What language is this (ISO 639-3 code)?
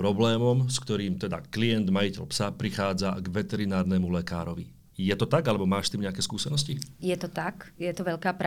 slk